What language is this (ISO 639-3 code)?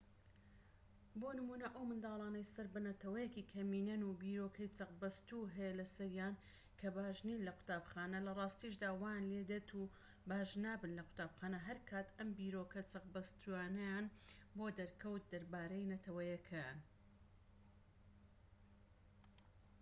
ckb